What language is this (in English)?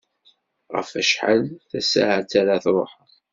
Kabyle